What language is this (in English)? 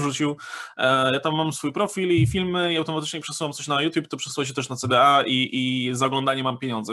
Polish